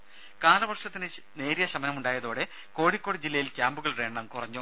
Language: Malayalam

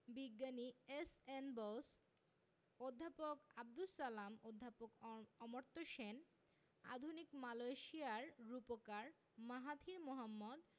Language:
Bangla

